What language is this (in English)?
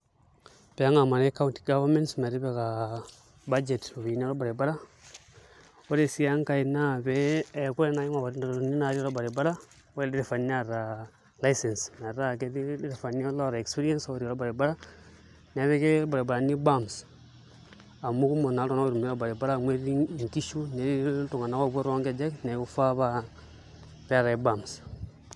Masai